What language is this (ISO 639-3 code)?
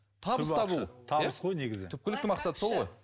kaz